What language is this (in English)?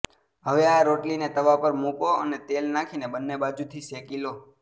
Gujarati